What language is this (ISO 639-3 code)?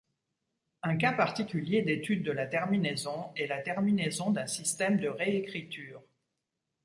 fra